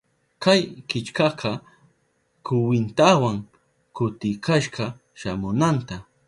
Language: Southern Pastaza Quechua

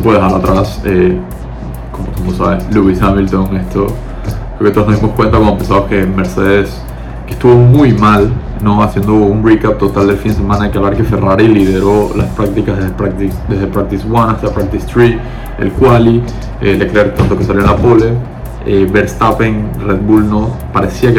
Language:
Spanish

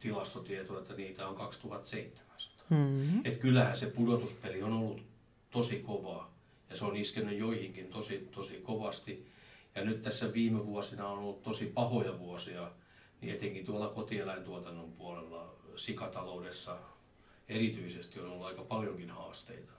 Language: Finnish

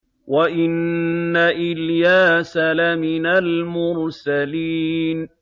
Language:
Arabic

